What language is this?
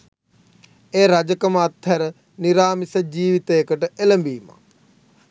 Sinhala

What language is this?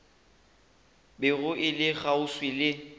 Northern Sotho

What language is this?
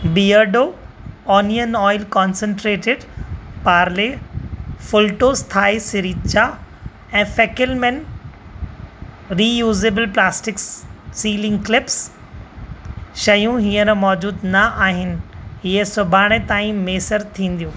Sindhi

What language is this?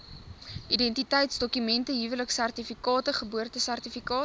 Afrikaans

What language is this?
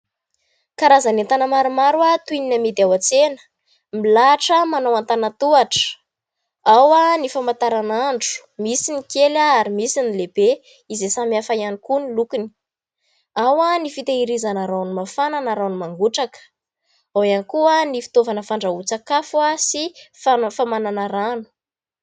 Malagasy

